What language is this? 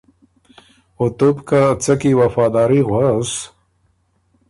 Ormuri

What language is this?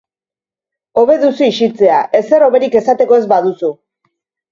Basque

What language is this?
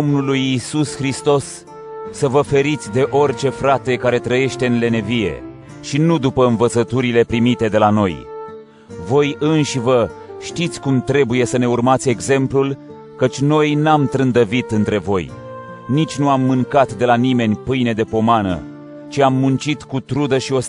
Romanian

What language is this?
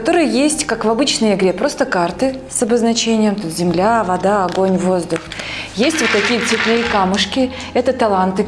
Russian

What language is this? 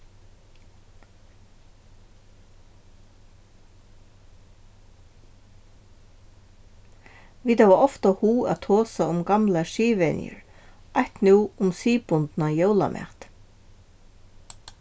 Faroese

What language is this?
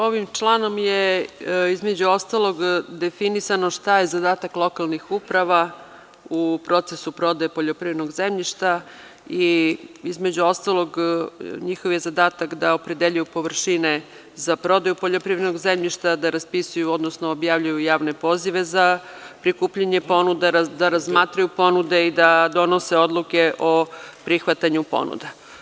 Serbian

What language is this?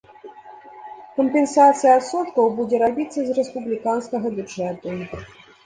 Belarusian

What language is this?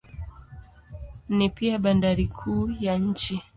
Swahili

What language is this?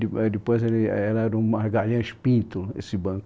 Portuguese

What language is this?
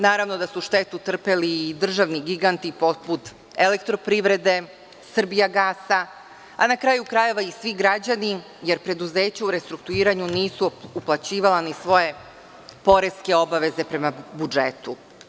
Serbian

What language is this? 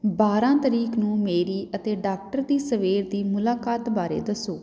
Punjabi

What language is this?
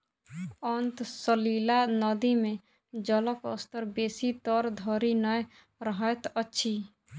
Maithili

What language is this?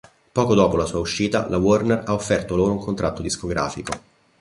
Italian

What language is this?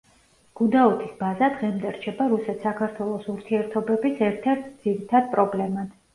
Georgian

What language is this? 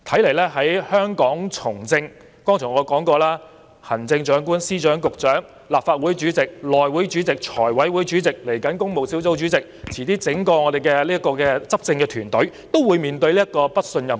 Cantonese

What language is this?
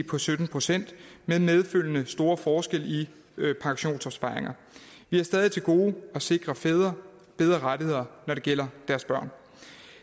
Danish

